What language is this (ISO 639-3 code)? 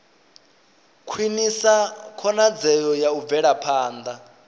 ven